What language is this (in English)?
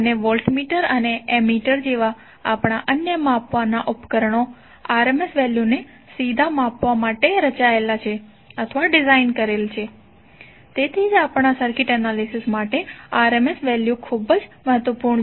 Gujarati